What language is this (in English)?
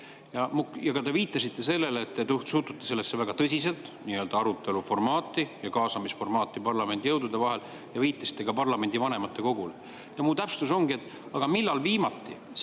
Estonian